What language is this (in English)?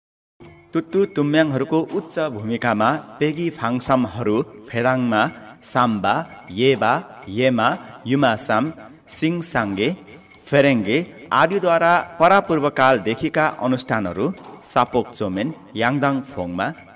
Hindi